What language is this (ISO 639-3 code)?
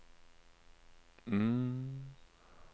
nor